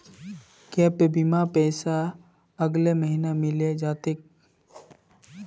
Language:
Magahi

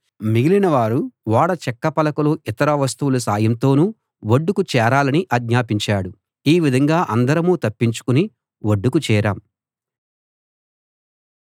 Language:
Telugu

